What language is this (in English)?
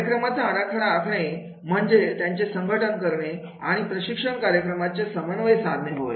Marathi